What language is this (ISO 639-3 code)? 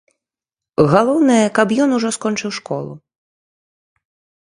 bel